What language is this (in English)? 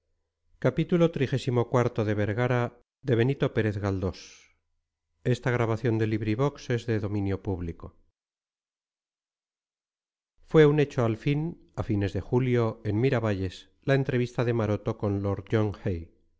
Spanish